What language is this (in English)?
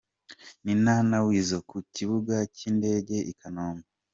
Kinyarwanda